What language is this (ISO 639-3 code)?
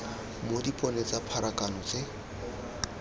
tsn